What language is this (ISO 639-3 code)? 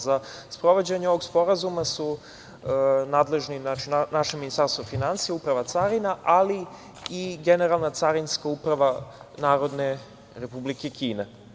srp